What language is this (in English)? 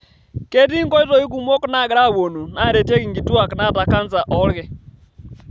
Masai